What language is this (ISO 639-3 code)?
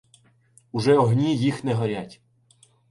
ukr